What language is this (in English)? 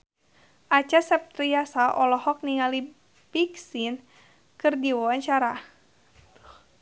Sundanese